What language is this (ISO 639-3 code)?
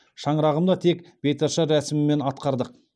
kaz